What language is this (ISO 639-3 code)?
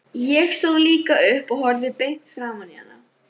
isl